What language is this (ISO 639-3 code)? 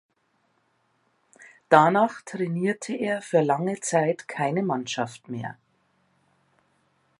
deu